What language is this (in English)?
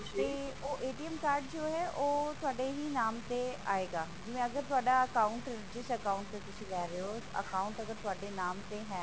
Punjabi